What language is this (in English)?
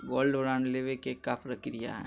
Magahi